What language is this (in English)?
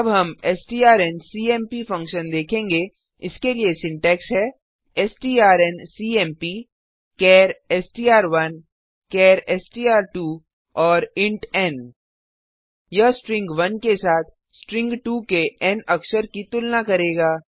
Hindi